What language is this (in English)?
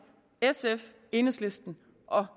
Danish